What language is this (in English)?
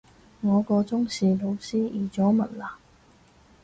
Cantonese